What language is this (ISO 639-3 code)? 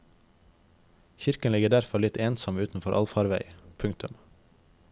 nor